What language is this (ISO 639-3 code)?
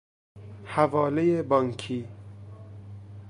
fas